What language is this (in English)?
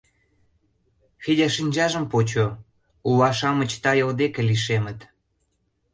Mari